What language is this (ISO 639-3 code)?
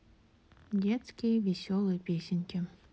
rus